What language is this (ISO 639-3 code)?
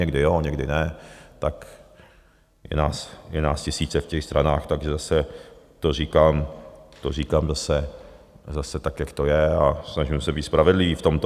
ces